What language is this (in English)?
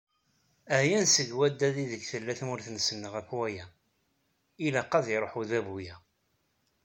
Kabyle